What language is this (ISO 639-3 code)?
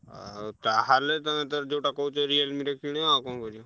ori